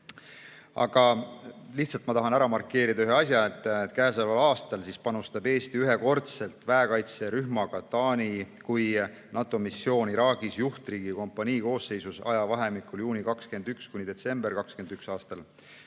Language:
Estonian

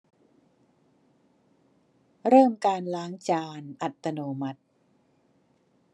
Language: Thai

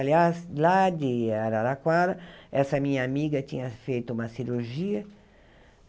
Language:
Portuguese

